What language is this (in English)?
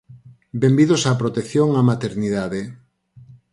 Galician